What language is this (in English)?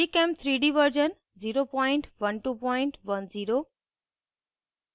Hindi